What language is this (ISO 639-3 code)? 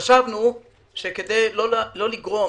heb